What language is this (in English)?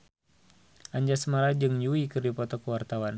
Sundanese